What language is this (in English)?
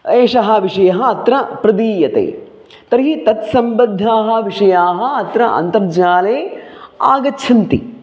Sanskrit